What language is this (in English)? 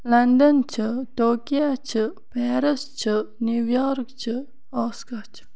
Kashmiri